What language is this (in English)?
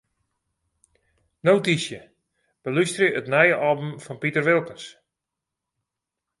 Western Frisian